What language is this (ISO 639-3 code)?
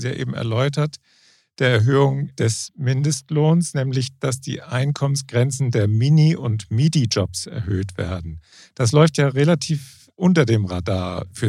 deu